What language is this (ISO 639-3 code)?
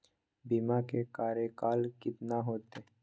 mag